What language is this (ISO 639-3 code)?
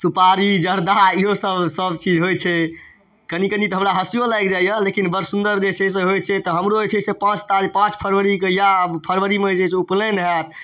mai